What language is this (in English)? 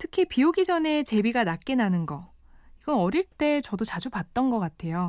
Korean